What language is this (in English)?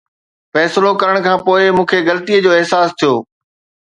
Sindhi